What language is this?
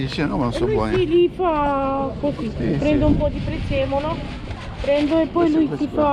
Italian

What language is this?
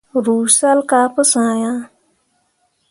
Mundang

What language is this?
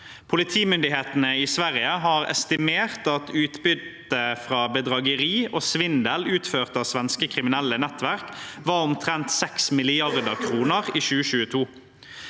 Norwegian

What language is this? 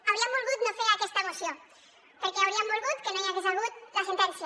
Catalan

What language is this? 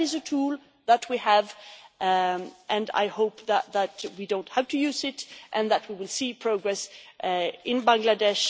English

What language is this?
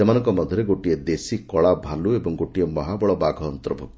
Odia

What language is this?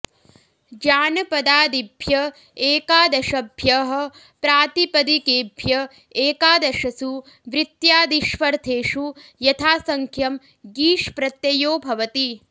Sanskrit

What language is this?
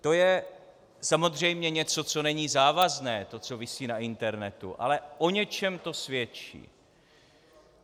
Czech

